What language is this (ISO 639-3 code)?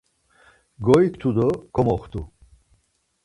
lzz